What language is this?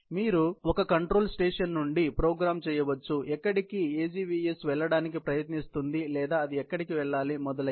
Telugu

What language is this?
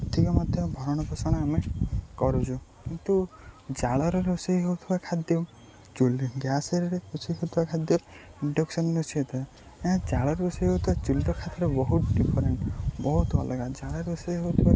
Odia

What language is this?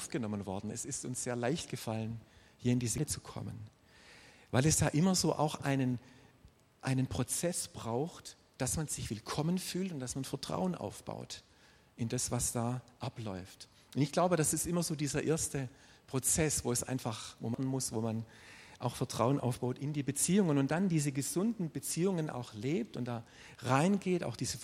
German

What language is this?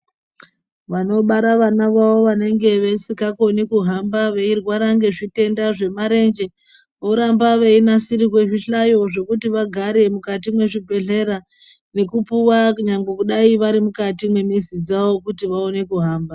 Ndau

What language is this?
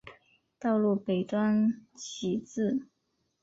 Chinese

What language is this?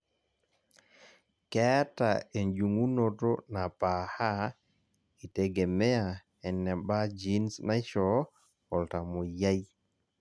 Masai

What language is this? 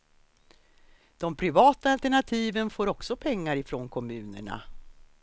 Swedish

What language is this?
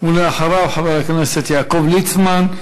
Hebrew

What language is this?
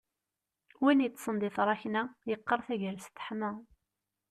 Kabyle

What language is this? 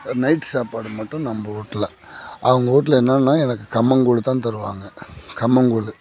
Tamil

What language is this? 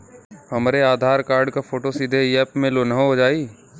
Bhojpuri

